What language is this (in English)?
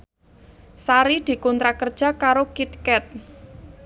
Javanese